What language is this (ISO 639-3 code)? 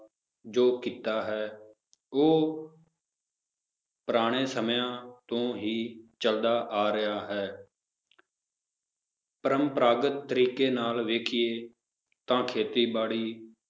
pan